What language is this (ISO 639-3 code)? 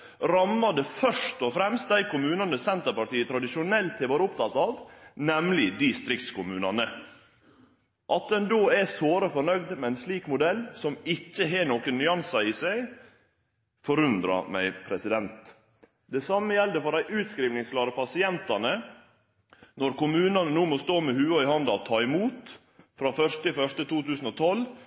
nno